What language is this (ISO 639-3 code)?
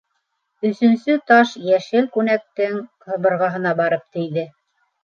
bak